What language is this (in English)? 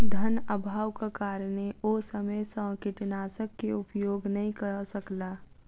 Maithili